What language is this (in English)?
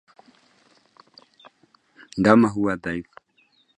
Swahili